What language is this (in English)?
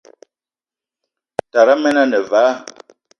Eton (Cameroon)